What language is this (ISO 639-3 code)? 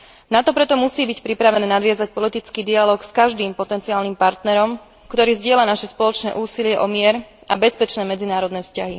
slk